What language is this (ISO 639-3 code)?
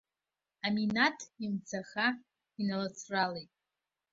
abk